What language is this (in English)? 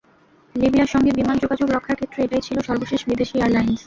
Bangla